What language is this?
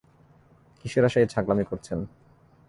Bangla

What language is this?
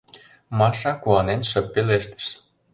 Mari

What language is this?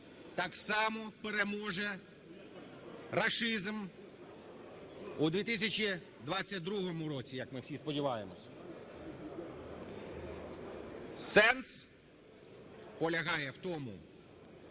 Ukrainian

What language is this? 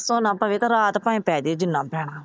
Punjabi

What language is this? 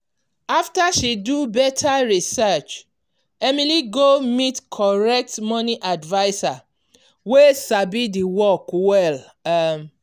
Nigerian Pidgin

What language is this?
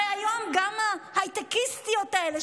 Hebrew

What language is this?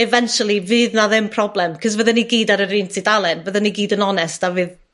Welsh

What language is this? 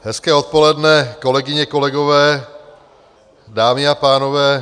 Czech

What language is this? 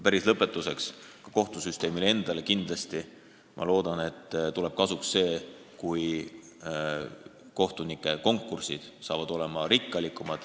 Estonian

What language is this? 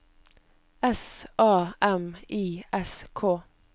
Norwegian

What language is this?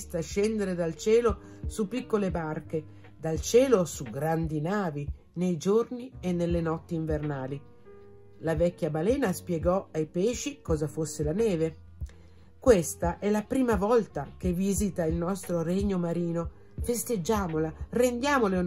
Italian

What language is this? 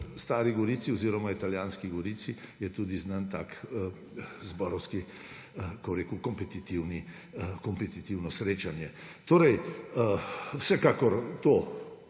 Slovenian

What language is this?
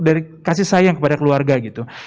Indonesian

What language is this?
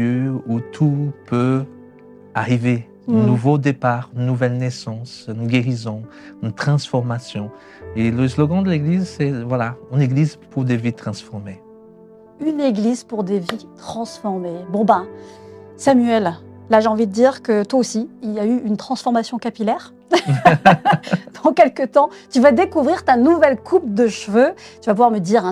French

